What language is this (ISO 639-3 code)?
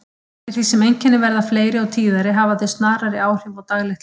isl